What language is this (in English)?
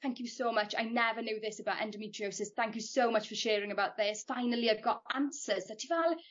Welsh